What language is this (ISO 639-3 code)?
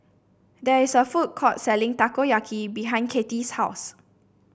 eng